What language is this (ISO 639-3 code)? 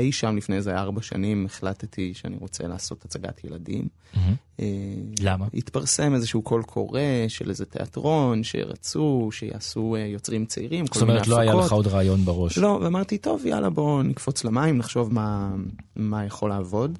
heb